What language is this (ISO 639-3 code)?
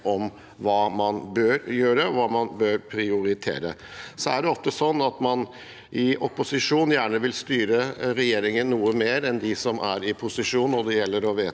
nor